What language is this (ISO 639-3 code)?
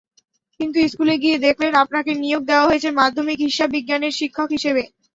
ben